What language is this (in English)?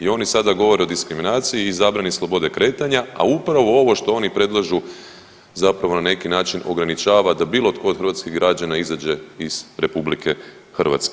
Croatian